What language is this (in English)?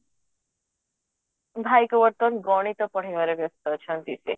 Odia